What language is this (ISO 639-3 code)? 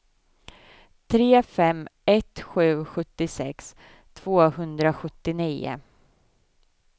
swe